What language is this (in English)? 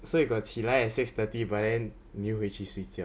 English